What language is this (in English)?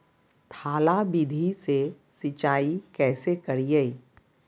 Magahi